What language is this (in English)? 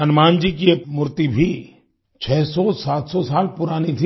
Hindi